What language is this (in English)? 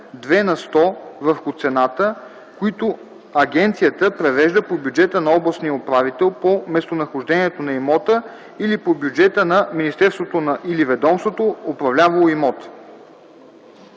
Bulgarian